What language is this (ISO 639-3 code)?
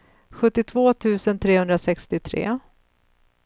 swe